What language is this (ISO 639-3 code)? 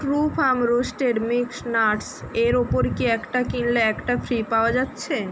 ben